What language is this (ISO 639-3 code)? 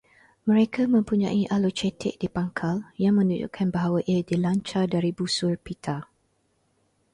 msa